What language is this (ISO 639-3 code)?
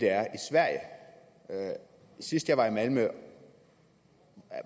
dan